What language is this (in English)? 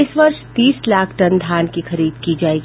Hindi